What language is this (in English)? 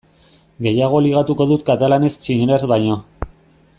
Basque